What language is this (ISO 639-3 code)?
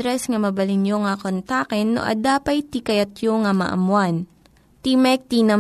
fil